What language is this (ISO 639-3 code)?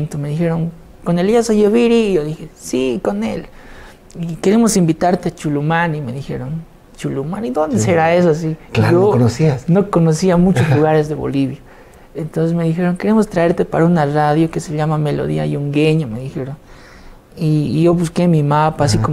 spa